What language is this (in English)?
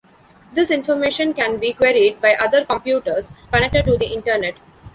English